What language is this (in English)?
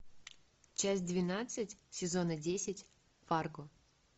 Russian